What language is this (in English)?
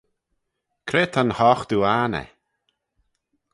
Manx